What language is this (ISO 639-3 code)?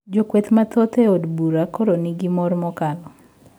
luo